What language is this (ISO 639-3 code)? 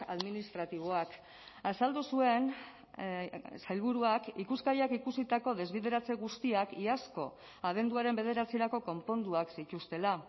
eus